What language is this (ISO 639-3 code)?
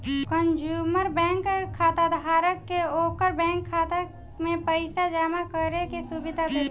bho